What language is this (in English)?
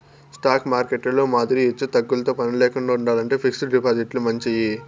Telugu